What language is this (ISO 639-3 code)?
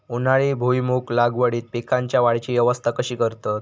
mar